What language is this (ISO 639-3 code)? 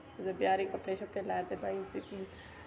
doi